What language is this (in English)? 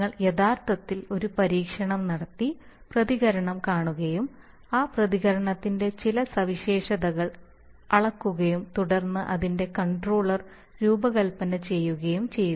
Malayalam